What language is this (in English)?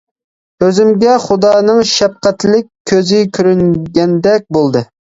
Uyghur